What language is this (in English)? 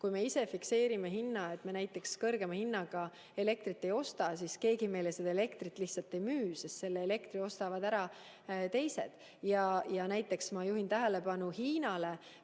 Estonian